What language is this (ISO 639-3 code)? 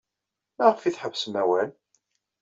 kab